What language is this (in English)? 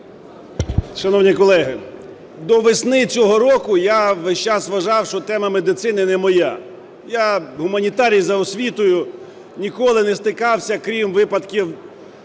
Ukrainian